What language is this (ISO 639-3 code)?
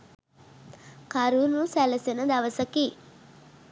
sin